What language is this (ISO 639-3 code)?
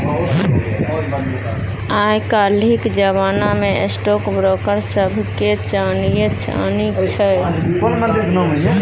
mai